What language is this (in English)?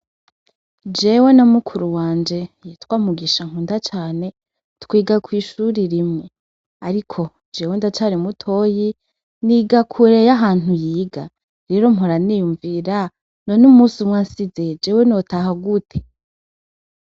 Rundi